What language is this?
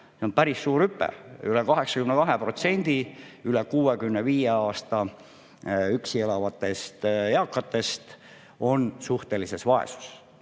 Estonian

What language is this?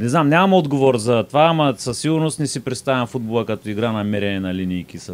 Bulgarian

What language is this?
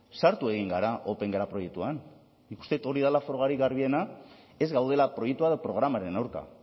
Basque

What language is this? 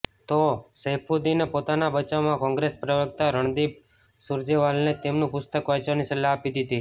Gujarati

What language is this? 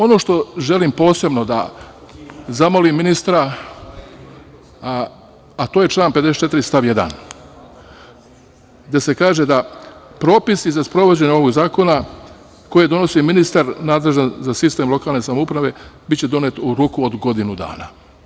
Serbian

